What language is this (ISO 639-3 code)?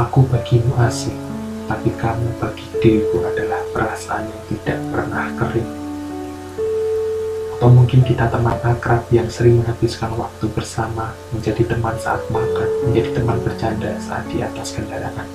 ind